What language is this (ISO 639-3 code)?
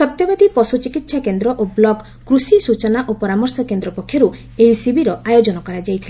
ori